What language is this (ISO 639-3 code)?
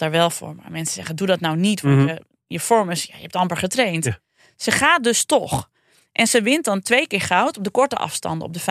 nld